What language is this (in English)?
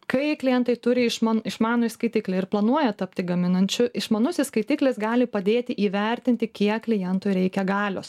Lithuanian